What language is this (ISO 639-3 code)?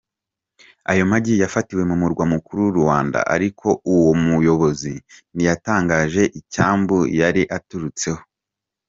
kin